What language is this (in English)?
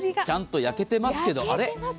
Japanese